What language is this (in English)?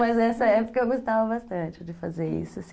Portuguese